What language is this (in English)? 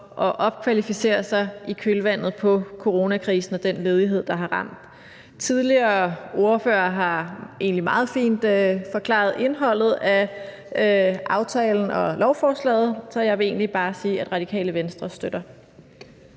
Danish